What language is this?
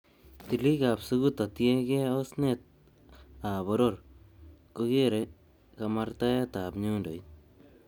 Kalenjin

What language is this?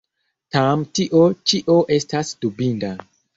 Esperanto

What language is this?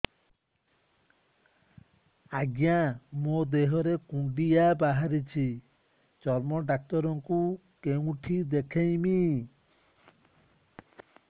Odia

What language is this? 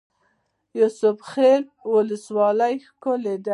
Pashto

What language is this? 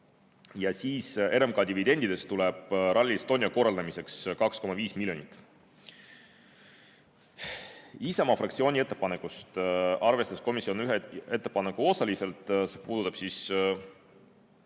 Estonian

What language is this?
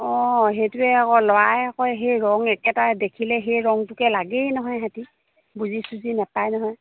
Assamese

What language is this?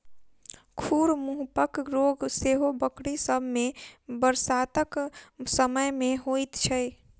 Maithili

